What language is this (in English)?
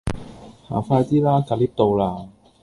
Cantonese